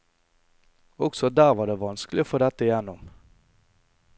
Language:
Norwegian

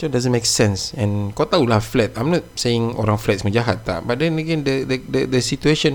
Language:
Malay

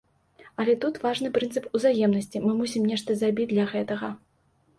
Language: Belarusian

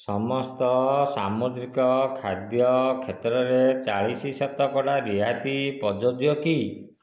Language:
Odia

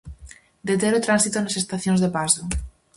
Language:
Galician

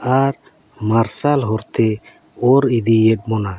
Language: Santali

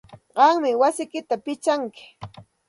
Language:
Santa Ana de Tusi Pasco Quechua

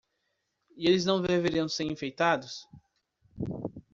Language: Portuguese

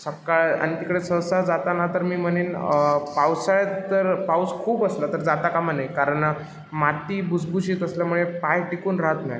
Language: Marathi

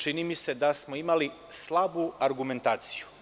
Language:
Serbian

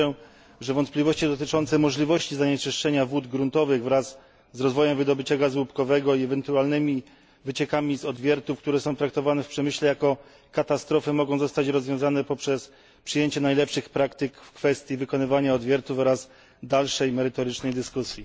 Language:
Polish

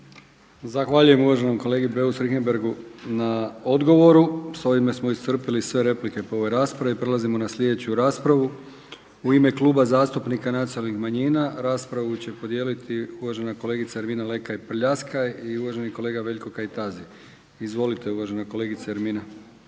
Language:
Croatian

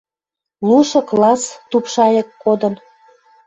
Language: Western Mari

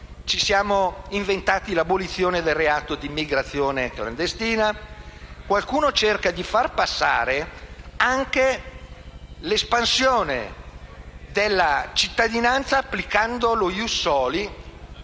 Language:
Italian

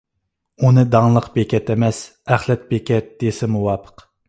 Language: Uyghur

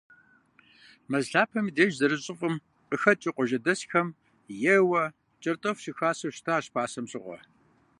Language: Kabardian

